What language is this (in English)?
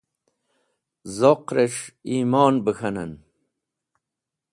Wakhi